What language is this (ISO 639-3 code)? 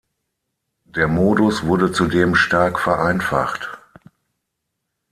deu